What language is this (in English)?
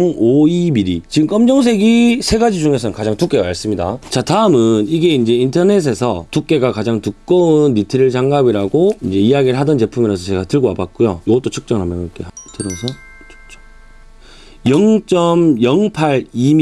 Korean